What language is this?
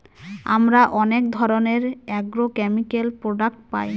Bangla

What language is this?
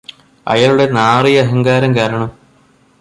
Malayalam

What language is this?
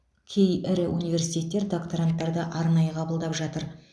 Kazakh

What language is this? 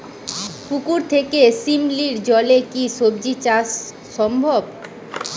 Bangla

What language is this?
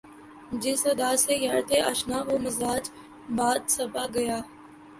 Urdu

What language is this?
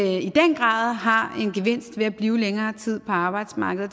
Danish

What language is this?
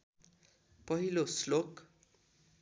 Nepali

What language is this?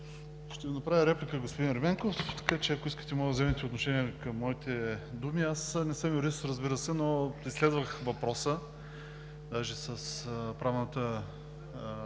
Bulgarian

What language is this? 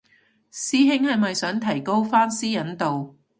Cantonese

